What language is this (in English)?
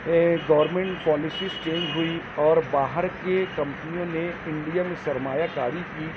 Urdu